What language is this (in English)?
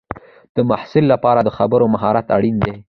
Pashto